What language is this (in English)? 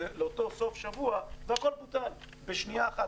Hebrew